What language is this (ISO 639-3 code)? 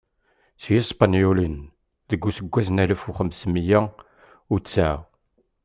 kab